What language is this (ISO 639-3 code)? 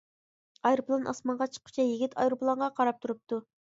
uig